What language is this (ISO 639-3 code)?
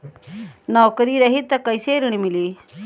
bho